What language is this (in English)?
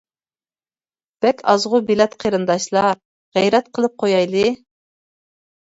Uyghur